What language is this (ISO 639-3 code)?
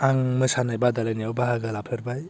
brx